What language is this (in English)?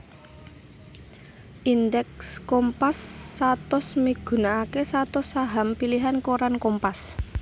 Javanese